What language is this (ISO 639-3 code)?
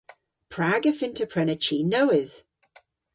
cor